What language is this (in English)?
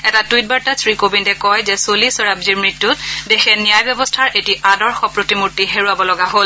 Assamese